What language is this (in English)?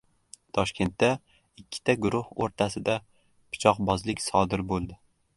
Uzbek